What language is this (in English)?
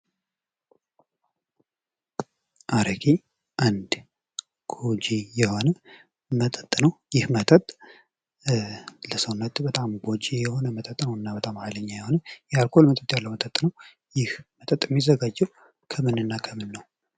Amharic